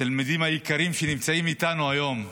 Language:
Hebrew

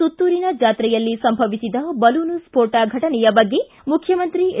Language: Kannada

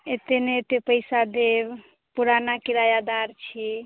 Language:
Maithili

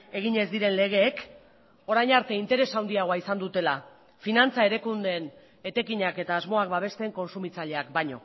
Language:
Basque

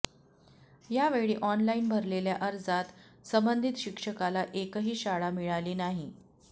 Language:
Marathi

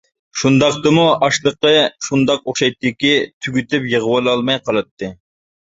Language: Uyghur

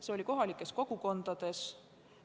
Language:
Estonian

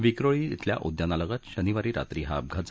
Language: Marathi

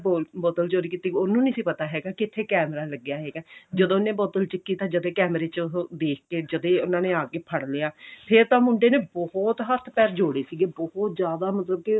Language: Punjabi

